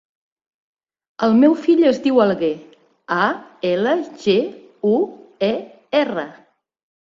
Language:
Catalan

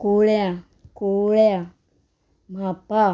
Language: Konkani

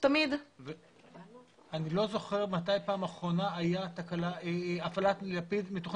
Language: Hebrew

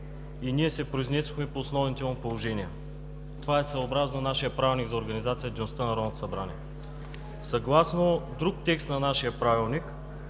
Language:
Bulgarian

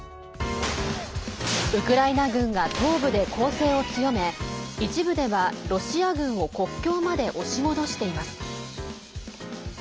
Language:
Japanese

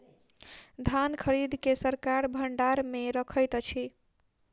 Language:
Maithili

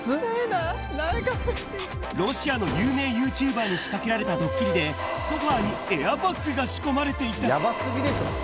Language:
Japanese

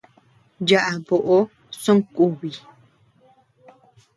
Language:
Tepeuxila Cuicatec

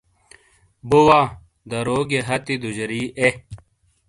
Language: Shina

